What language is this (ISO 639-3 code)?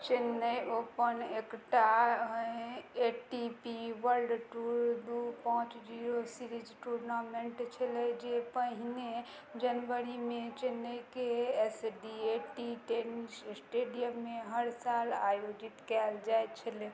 mai